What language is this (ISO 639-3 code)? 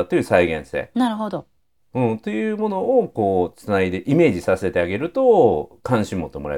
jpn